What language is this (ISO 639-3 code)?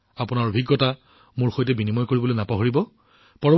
asm